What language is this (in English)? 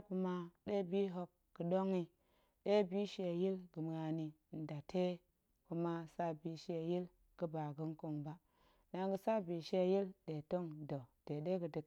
Goemai